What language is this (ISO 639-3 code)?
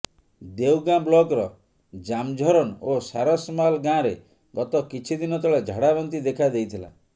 ori